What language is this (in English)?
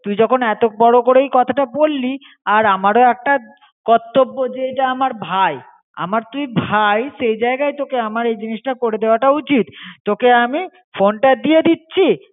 Bangla